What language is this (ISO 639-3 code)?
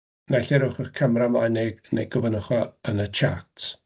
cym